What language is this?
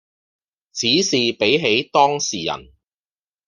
Cantonese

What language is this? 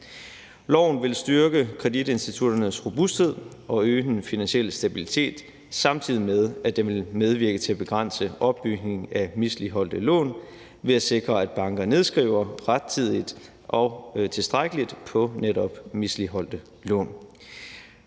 Danish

